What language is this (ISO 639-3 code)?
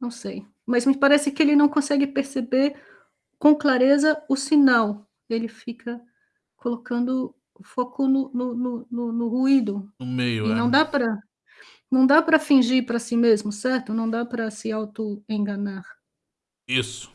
por